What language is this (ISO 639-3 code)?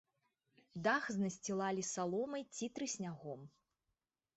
bel